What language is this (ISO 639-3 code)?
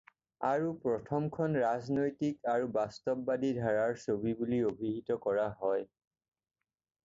asm